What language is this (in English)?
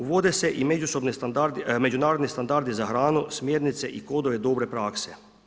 Croatian